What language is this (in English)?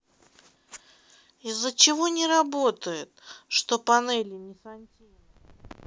Russian